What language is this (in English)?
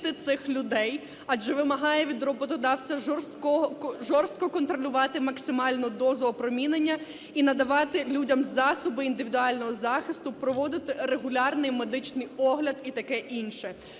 Ukrainian